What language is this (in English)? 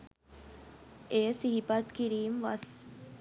Sinhala